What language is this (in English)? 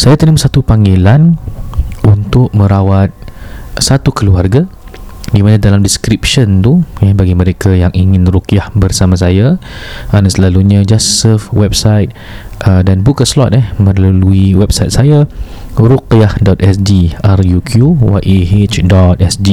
Malay